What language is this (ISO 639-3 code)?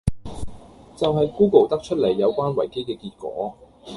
yue